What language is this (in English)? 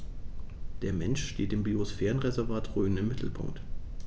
German